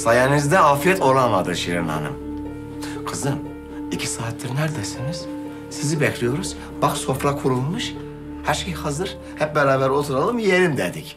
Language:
Turkish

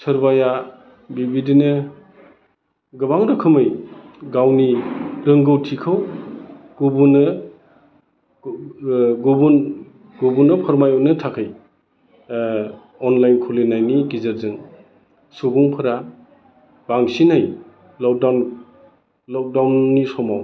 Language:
Bodo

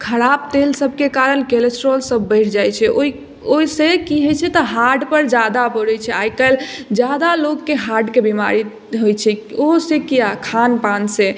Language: Maithili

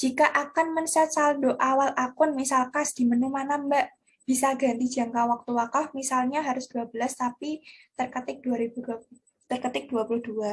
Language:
Indonesian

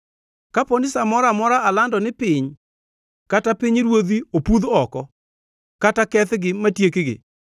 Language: Luo (Kenya and Tanzania)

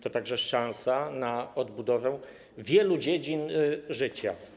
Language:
Polish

